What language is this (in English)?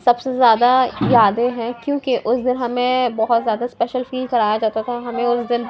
Urdu